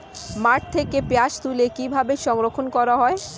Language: Bangla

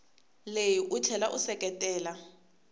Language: Tsonga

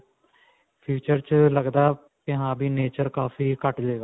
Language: Punjabi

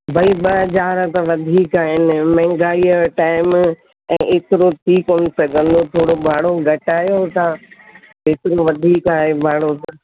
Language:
Sindhi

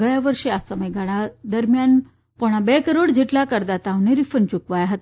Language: Gujarati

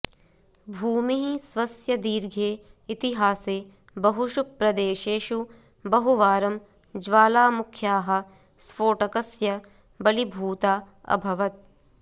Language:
Sanskrit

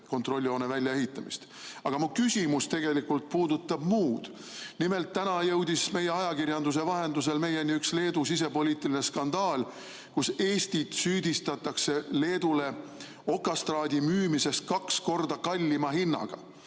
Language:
Estonian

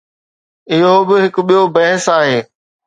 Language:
Sindhi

